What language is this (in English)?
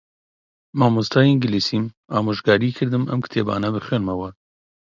Central Kurdish